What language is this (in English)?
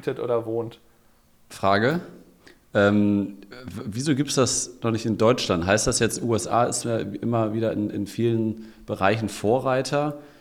German